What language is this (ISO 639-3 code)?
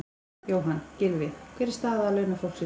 isl